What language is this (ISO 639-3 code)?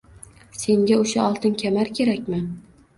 uzb